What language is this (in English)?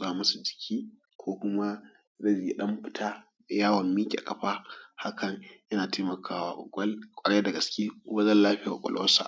Hausa